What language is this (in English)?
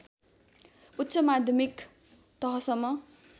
Nepali